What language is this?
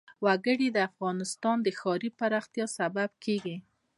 Pashto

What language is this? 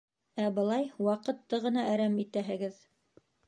Bashkir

